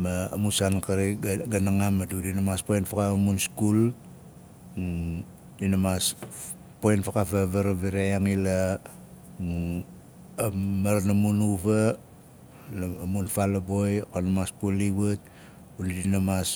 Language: Nalik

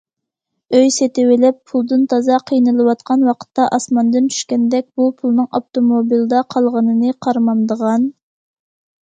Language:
Uyghur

